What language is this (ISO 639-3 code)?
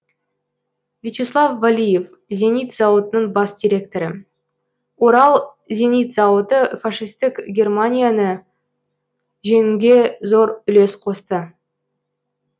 kaz